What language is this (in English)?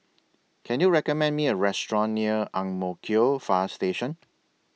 English